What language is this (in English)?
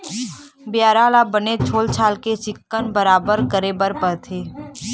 Chhattisgarhi